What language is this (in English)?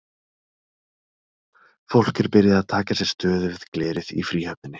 Icelandic